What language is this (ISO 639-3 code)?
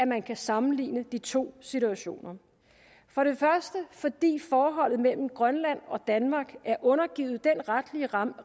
dan